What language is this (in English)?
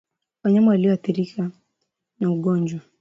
Swahili